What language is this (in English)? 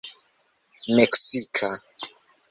Esperanto